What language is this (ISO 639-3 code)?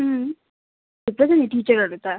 nep